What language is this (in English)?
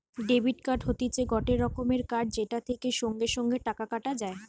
Bangla